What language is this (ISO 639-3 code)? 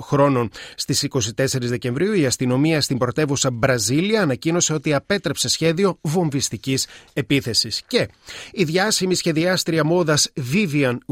ell